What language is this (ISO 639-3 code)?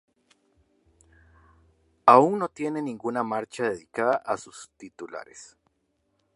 spa